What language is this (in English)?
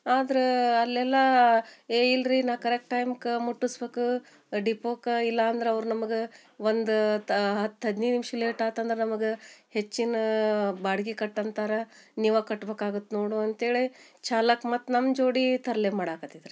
Kannada